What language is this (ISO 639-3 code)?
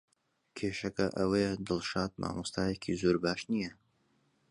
ckb